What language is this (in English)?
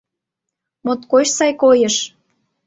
Mari